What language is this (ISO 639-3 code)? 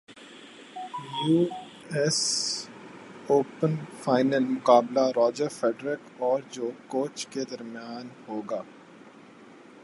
urd